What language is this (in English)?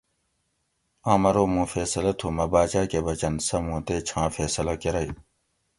Gawri